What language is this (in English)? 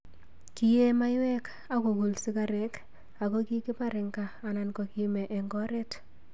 Kalenjin